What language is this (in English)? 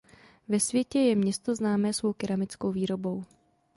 Czech